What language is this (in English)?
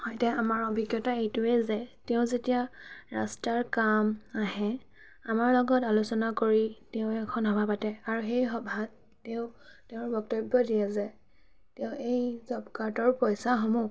Assamese